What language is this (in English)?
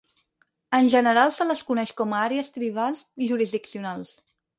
Catalan